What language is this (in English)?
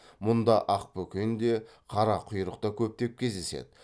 Kazakh